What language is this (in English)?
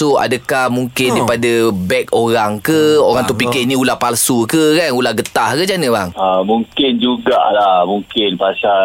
Malay